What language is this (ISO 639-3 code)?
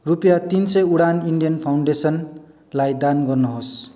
nep